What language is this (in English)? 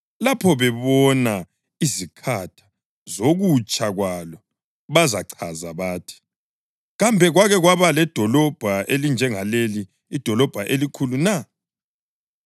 North Ndebele